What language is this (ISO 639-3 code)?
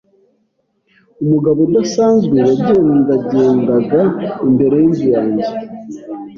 kin